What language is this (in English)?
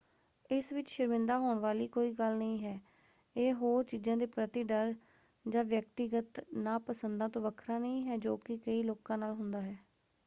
Punjabi